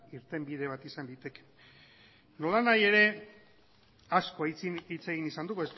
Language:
Basque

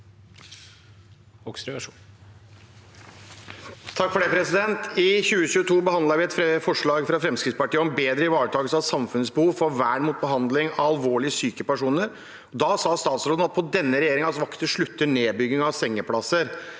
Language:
Norwegian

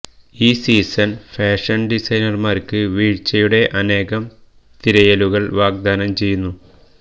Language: Malayalam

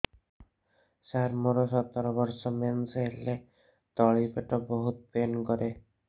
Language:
Odia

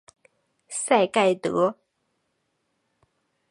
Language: Chinese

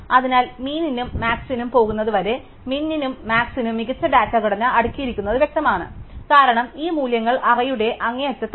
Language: Malayalam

